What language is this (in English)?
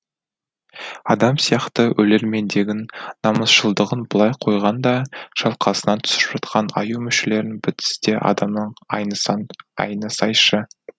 Kazakh